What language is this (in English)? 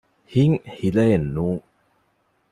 Divehi